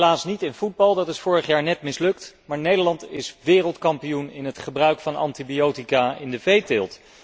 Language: Dutch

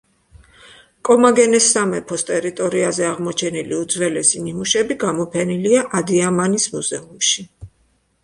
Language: Georgian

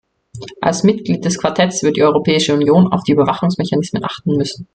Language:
German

